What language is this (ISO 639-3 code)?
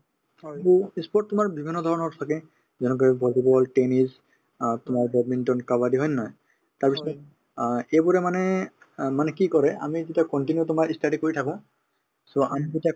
asm